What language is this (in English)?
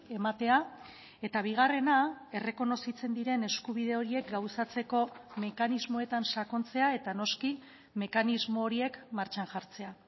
Basque